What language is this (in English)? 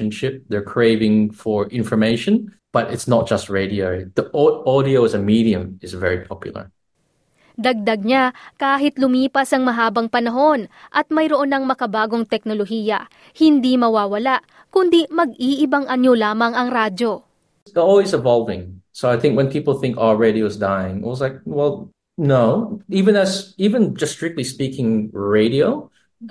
Filipino